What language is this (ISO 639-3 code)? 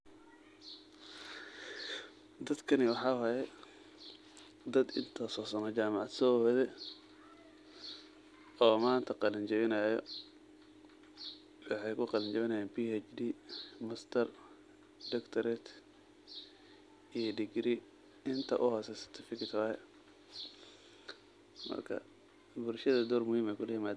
som